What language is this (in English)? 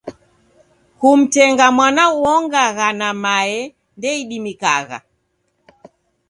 Taita